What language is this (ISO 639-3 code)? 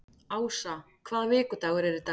isl